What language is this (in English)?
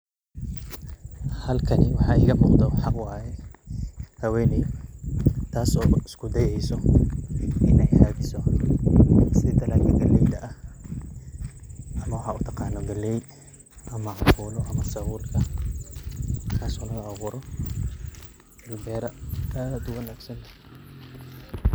Somali